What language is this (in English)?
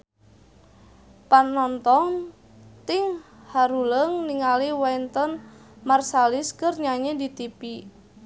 Sundanese